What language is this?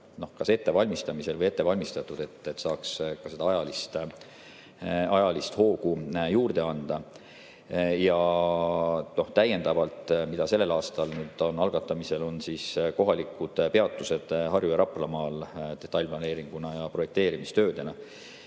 Estonian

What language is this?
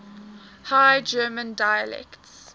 English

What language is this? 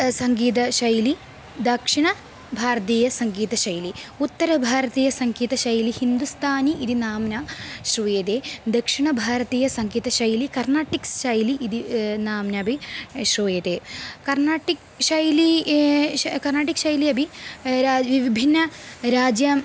Sanskrit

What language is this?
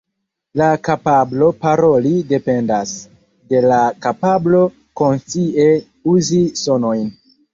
Esperanto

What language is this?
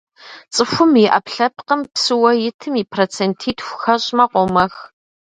Kabardian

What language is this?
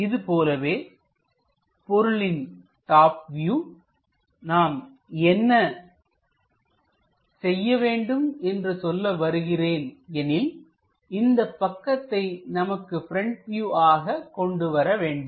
Tamil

